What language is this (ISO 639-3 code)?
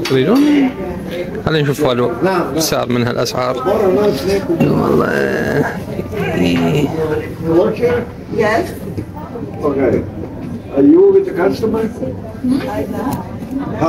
ara